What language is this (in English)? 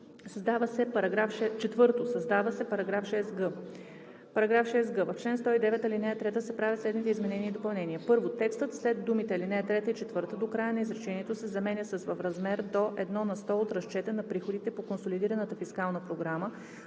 Bulgarian